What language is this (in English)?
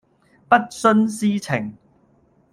Cantonese